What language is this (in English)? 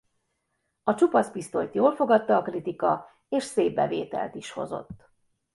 Hungarian